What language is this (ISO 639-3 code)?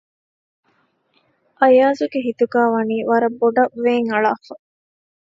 div